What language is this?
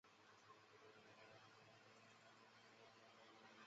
Chinese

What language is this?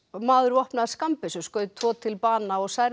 Icelandic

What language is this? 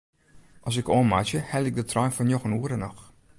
Western Frisian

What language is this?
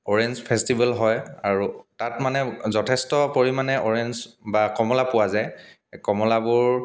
Assamese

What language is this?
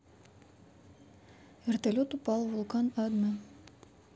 Russian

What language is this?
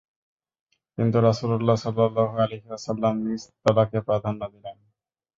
Bangla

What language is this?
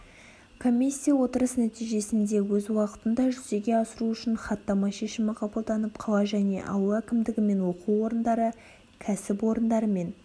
Kazakh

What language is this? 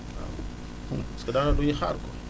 Wolof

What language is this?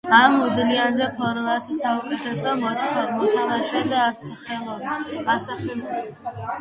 Georgian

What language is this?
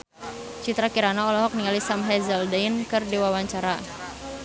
Sundanese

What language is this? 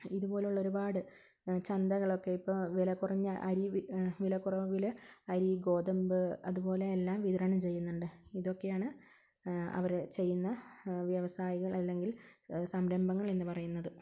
Malayalam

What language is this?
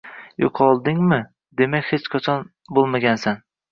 Uzbek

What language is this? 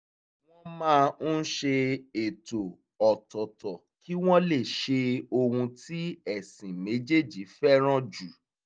Yoruba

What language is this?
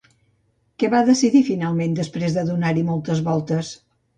Catalan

